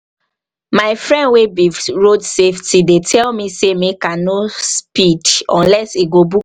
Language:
Nigerian Pidgin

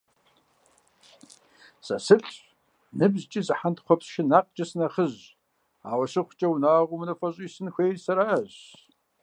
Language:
Kabardian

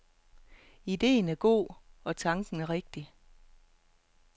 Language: Danish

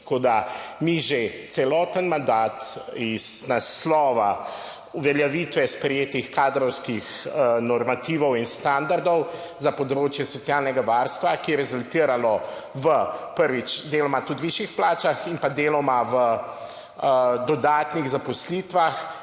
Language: Slovenian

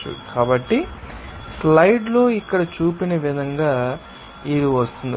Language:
Telugu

